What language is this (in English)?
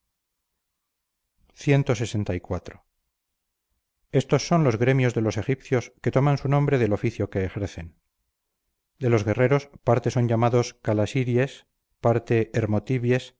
Spanish